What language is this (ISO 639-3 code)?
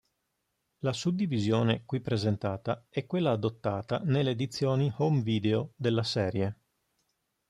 ita